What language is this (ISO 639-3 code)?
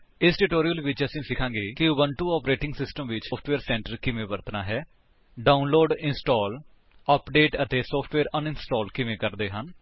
pan